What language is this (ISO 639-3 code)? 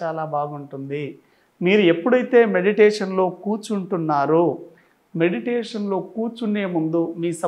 tel